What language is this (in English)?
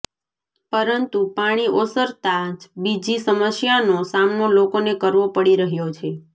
Gujarati